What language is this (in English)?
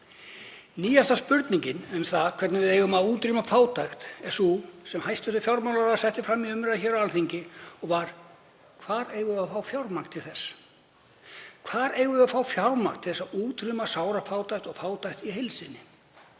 Icelandic